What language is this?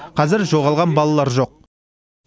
Kazakh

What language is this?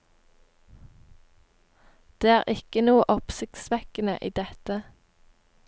Norwegian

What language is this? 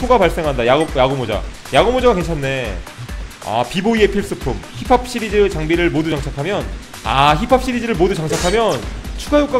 Korean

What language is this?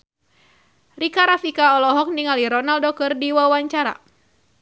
Sundanese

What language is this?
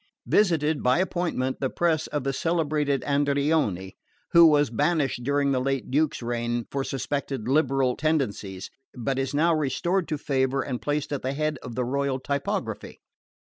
English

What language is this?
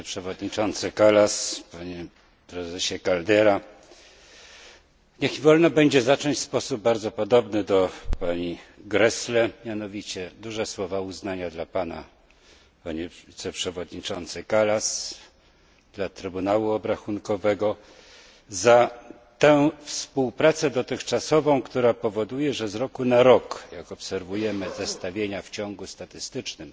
Polish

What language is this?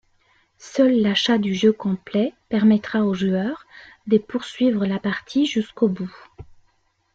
French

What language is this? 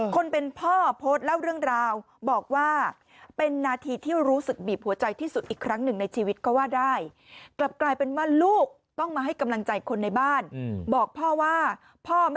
Thai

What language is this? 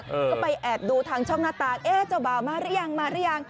Thai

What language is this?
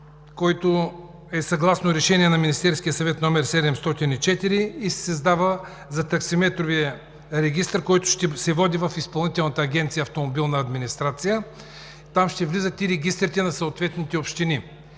Bulgarian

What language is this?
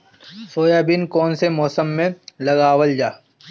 Bhojpuri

